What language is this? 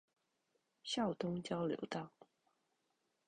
Chinese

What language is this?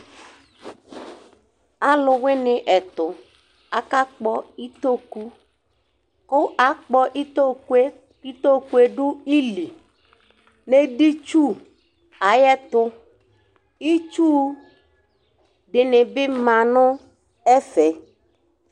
Ikposo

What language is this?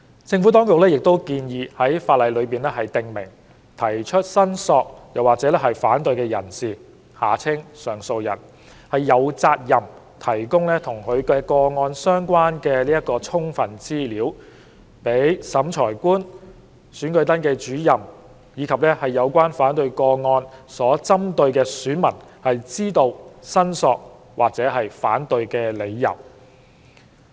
Cantonese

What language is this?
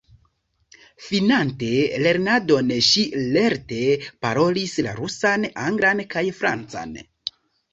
Esperanto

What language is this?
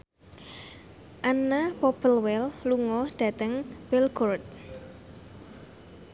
Javanese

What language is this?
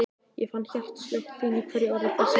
Icelandic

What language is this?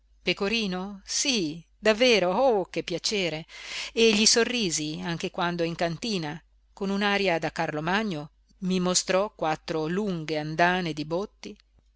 Italian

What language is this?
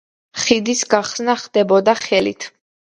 Georgian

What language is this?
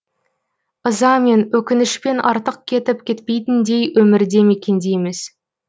Kazakh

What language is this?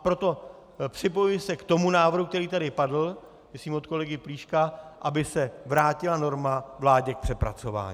Czech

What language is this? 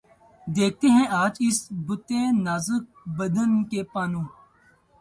Urdu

